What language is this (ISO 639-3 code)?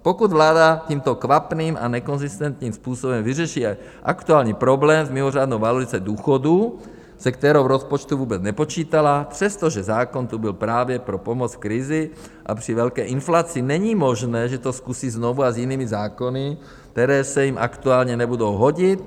ces